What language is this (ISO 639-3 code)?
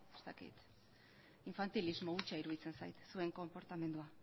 eus